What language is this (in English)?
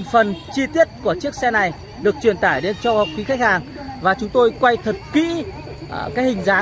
Vietnamese